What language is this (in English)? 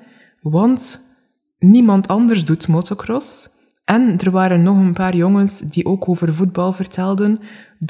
Dutch